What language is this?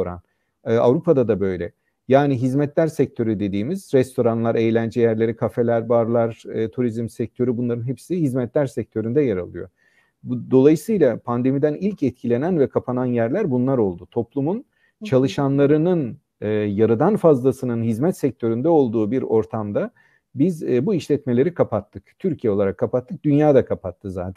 Turkish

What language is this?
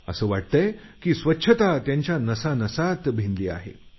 Marathi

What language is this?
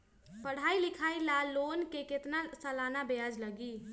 Magahi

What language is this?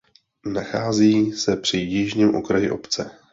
Czech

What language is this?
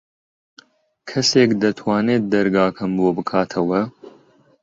Central Kurdish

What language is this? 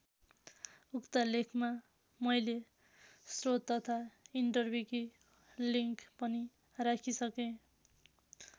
Nepali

